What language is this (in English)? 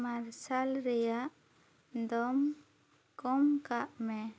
Santali